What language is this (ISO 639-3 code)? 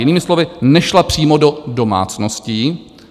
ces